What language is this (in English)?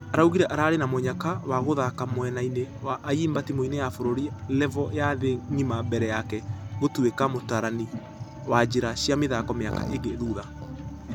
Kikuyu